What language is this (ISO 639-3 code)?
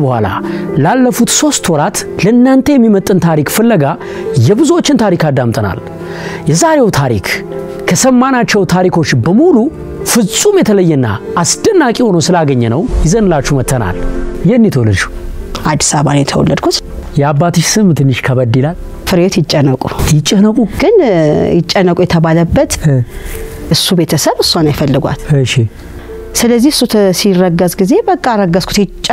ara